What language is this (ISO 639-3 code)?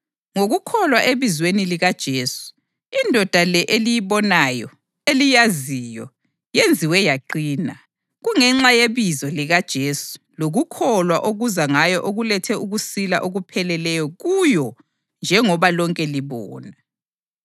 nde